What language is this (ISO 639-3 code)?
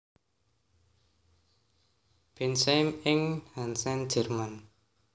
jav